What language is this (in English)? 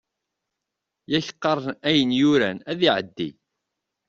Kabyle